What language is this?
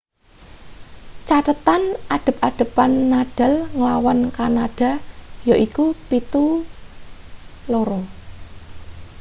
Javanese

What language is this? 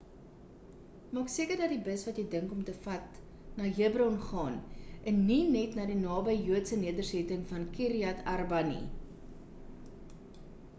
Afrikaans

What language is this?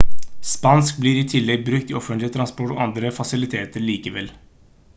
Norwegian Bokmål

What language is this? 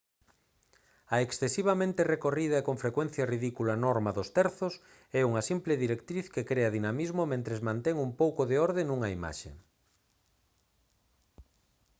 Galician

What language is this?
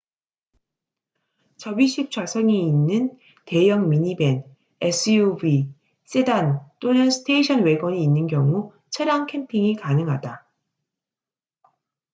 Korean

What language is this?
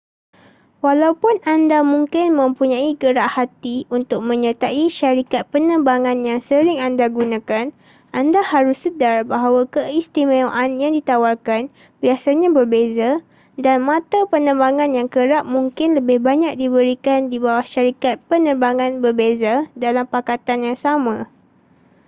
Malay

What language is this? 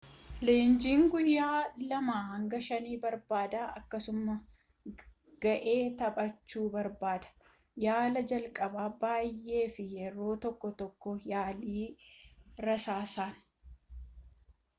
Oromo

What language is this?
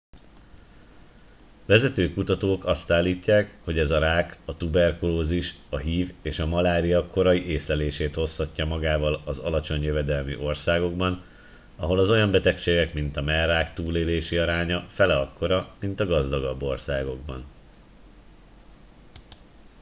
Hungarian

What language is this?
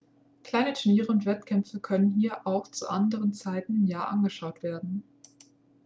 German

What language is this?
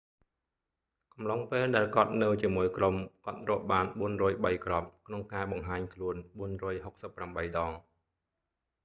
Khmer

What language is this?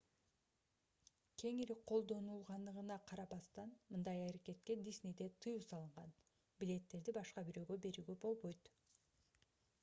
Kyrgyz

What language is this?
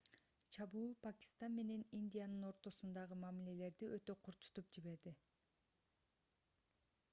Kyrgyz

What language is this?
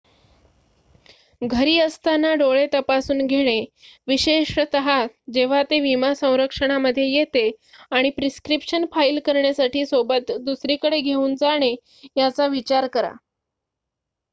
Marathi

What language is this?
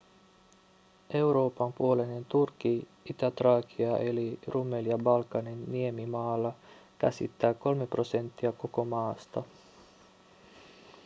Finnish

